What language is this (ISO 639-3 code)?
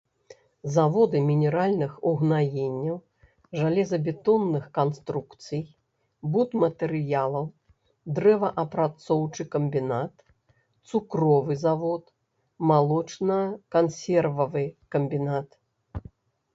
bel